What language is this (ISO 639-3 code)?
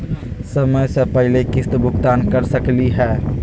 mag